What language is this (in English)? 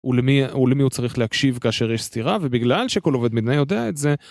Hebrew